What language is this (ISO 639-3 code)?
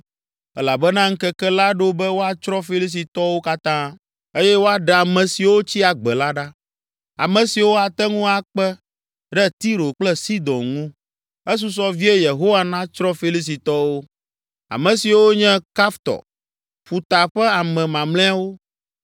ewe